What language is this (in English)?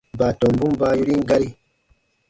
Baatonum